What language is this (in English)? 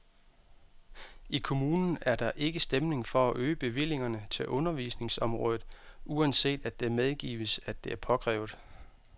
Danish